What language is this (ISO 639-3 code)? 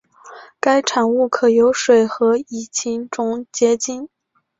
zho